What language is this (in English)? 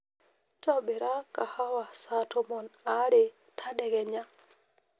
Masai